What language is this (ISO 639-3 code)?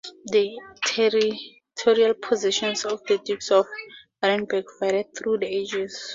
eng